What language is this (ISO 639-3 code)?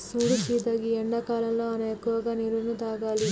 tel